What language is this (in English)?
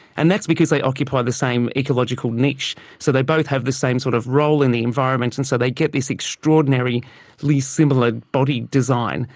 English